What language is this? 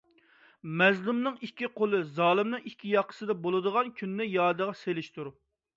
Uyghur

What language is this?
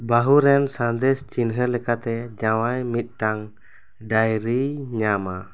Santali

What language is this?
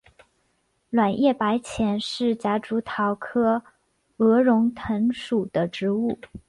Chinese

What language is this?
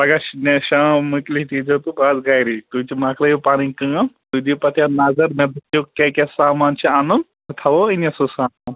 Kashmiri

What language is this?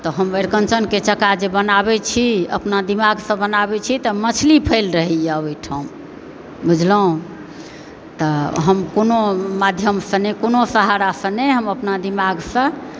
Maithili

